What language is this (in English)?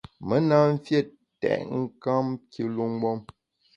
Bamun